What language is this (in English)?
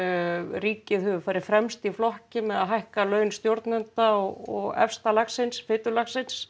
Icelandic